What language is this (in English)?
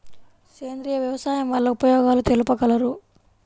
Telugu